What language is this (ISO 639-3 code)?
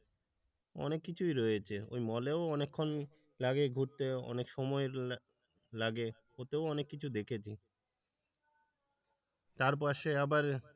ben